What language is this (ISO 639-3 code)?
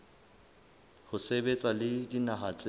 sot